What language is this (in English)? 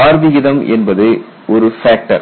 Tamil